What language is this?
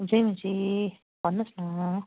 Nepali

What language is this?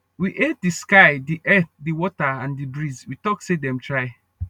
Nigerian Pidgin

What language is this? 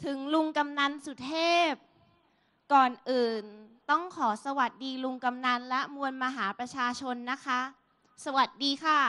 Thai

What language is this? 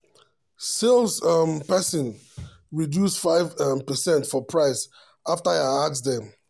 Nigerian Pidgin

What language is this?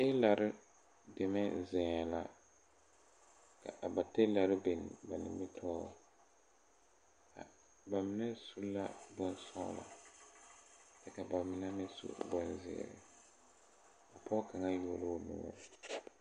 Southern Dagaare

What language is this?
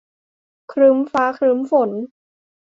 Thai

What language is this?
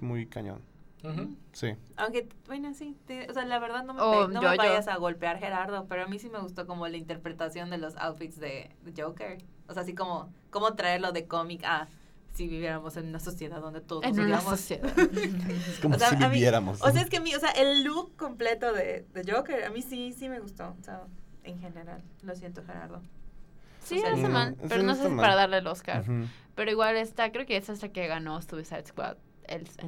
Spanish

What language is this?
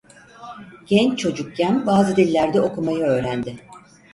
Turkish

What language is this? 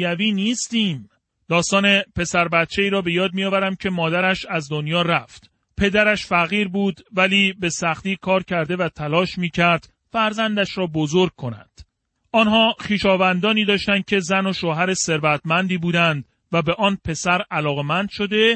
Persian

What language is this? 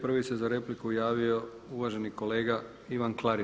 Croatian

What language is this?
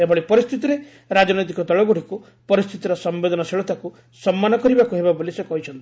Odia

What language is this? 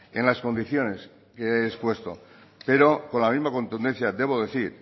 Spanish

